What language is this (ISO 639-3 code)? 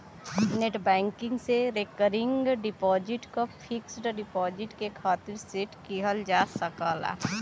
bho